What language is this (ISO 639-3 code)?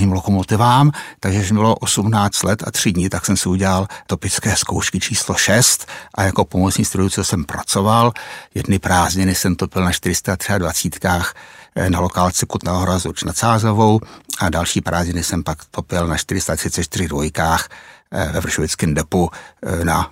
ces